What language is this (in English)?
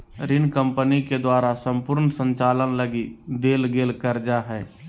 Magahi